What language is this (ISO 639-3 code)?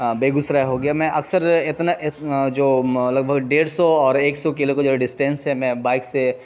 urd